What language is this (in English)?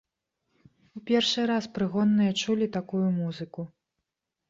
Belarusian